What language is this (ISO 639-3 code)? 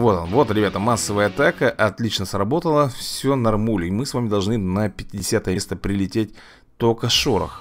rus